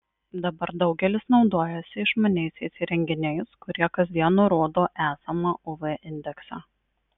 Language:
Lithuanian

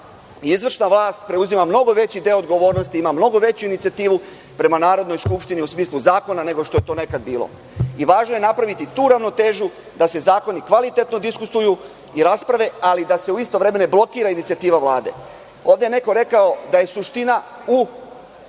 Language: Serbian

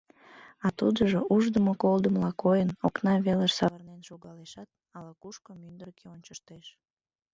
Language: Mari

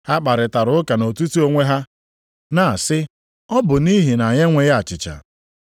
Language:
Igbo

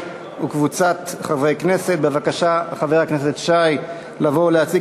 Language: Hebrew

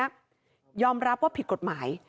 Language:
Thai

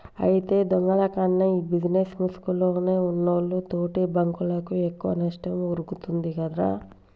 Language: Telugu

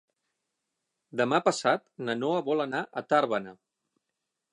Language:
Catalan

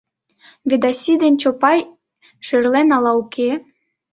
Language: Mari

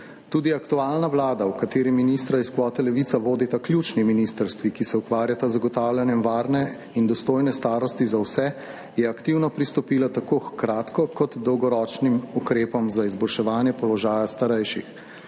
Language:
Slovenian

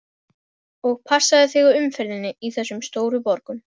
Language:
Icelandic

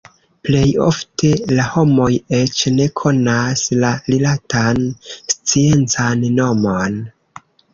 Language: Esperanto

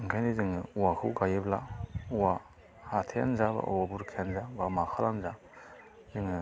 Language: Bodo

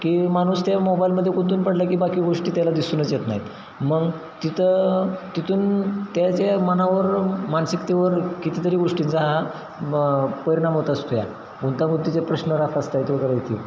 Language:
Marathi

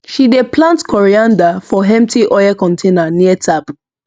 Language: Nigerian Pidgin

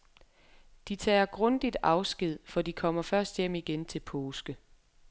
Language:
Danish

